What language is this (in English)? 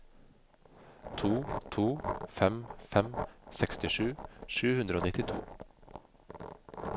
Norwegian